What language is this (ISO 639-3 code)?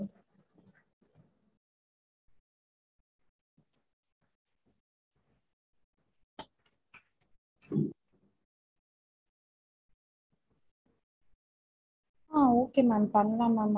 tam